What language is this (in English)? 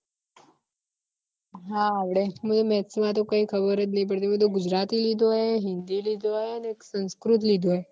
Gujarati